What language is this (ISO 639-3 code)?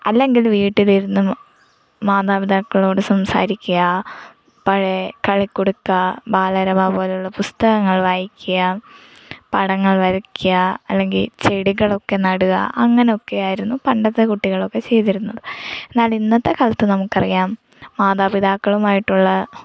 mal